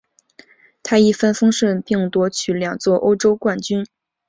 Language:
Chinese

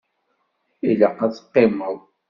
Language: Kabyle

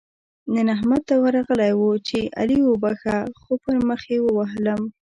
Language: Pashto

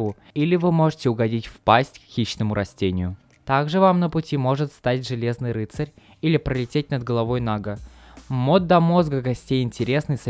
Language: Russian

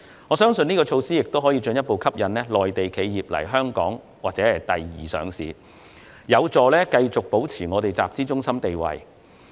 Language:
Cantonese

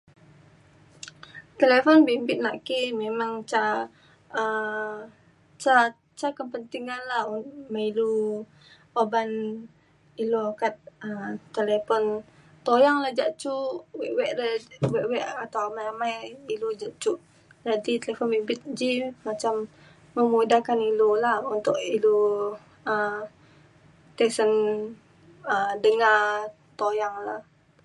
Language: Mainstream Kenyah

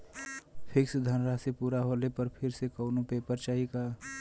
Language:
Bhojpuri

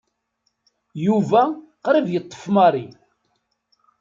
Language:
Kabyle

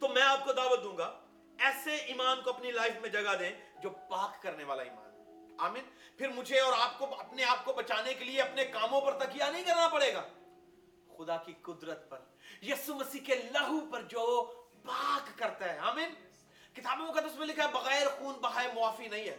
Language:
Urdu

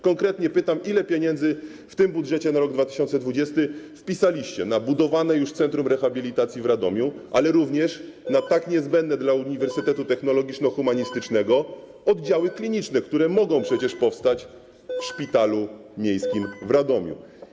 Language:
Polish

